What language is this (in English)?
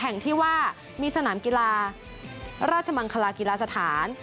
Thai